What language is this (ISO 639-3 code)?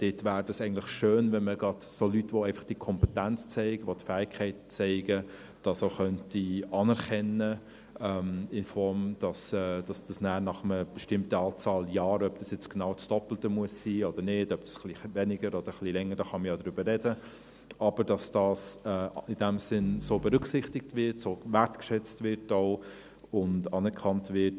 gsw